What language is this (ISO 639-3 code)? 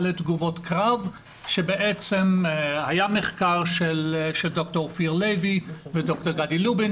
heb